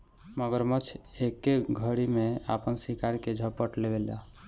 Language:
Bhojpuri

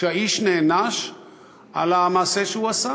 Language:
Hebrew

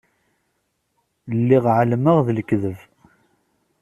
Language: Kabyle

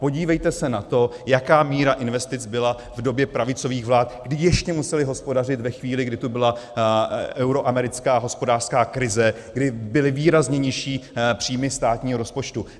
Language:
Czech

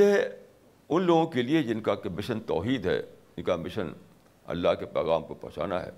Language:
Urdu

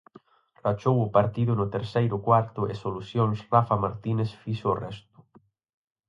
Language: Galician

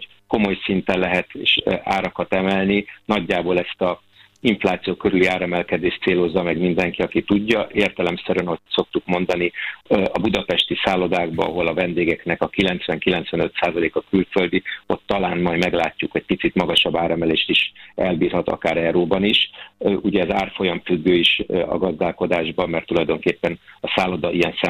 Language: Hungarian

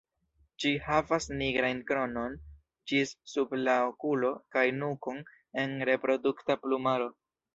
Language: Esperanto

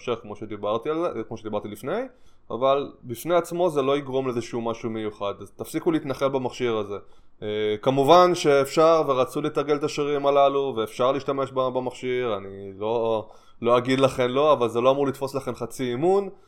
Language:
Hebrew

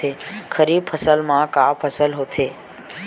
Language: Chhattisgarhi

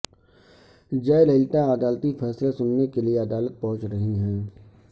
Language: Urdu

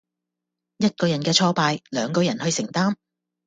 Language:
Cantonese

